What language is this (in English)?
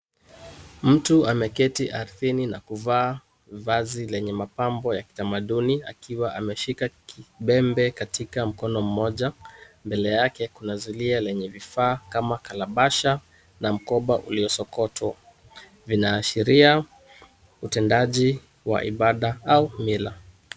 Swahili